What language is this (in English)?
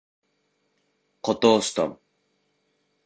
Bashkir